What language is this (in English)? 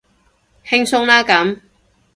Cantonese